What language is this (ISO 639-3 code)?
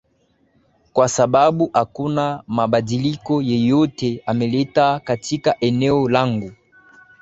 swa